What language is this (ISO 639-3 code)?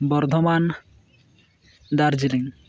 sat